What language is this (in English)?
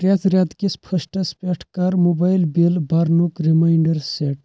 Kashmiri